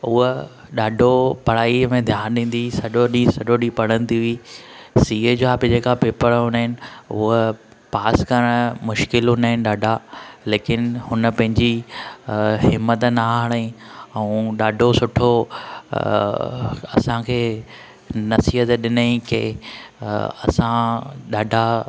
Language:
Sindhi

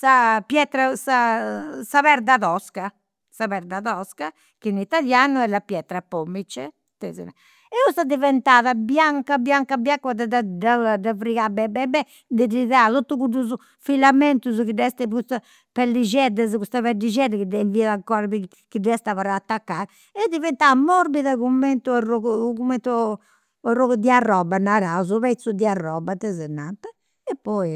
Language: Campidanese Sardinian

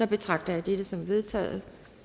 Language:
Danish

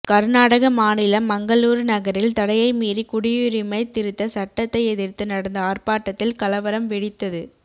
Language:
Tamil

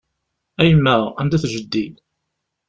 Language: Kabyle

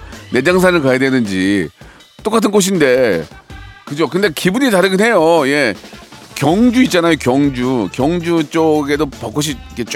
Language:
Korean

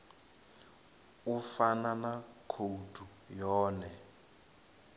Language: Venda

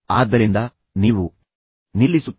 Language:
Kannada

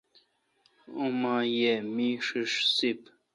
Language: Kalkoti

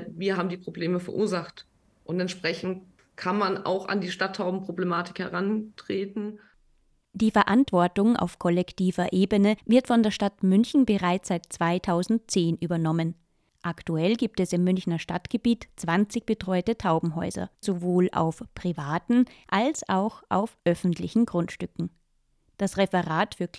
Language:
German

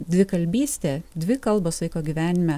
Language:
Lithuanian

